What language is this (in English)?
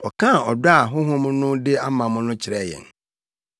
Akan